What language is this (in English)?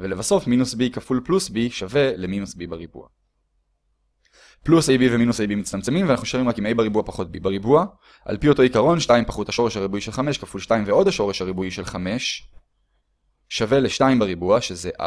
Hebrew